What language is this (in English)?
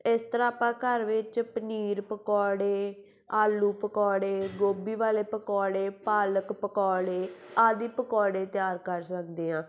Punjabi